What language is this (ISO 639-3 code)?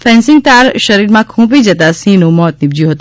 guj